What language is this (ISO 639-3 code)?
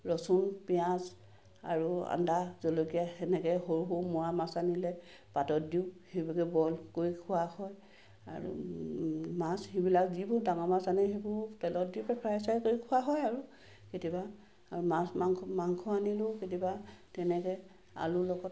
asm